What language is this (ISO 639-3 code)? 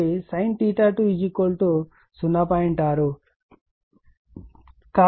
tel